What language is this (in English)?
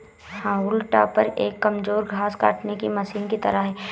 Hindi